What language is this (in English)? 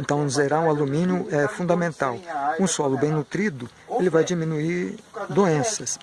Portuguese